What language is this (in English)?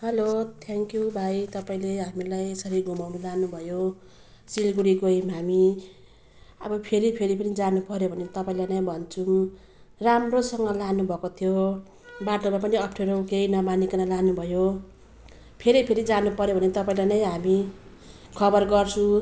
Nepali